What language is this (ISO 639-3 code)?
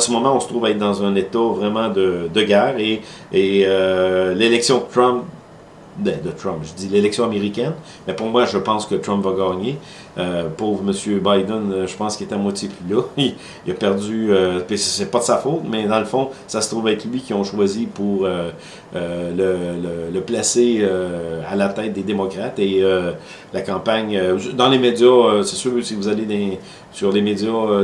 fra